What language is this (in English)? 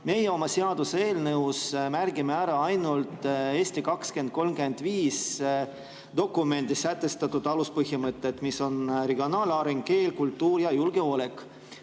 Estonian